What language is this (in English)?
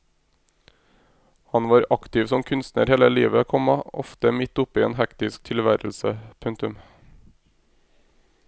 Norwegian